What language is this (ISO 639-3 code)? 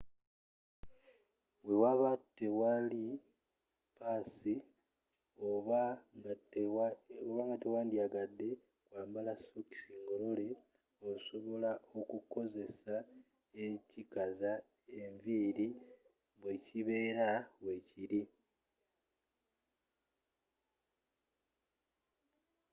lug